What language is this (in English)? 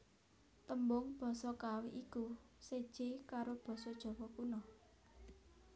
Javanese